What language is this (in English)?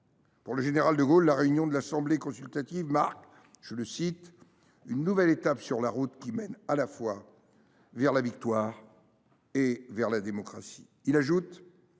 French